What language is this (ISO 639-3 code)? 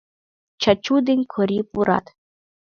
chm